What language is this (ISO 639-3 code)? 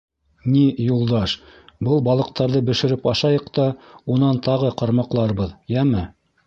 bak